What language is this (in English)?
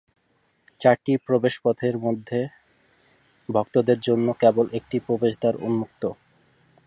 Bangla